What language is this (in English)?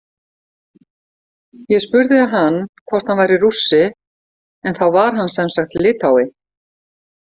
Icelandic